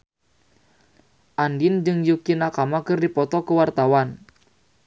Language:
Sundanese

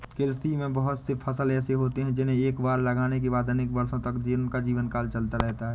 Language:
Hindi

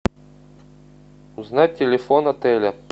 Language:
Russian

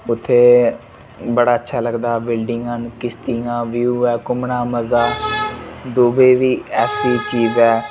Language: Dogri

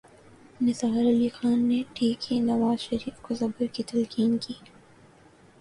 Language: Urdu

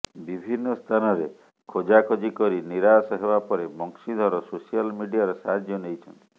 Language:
Odia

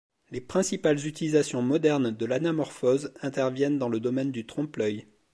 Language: French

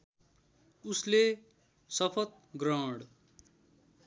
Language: Nepali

